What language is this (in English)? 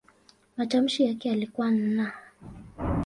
Swahili